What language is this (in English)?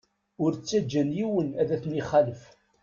Kabyle